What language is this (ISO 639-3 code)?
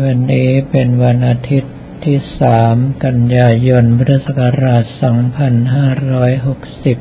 tha